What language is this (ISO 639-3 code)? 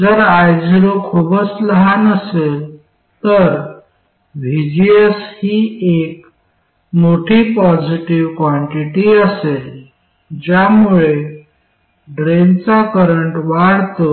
mar